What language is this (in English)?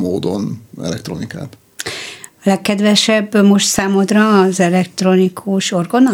Hungarian